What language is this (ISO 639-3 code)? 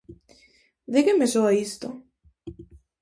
glg